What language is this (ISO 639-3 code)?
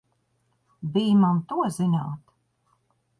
lav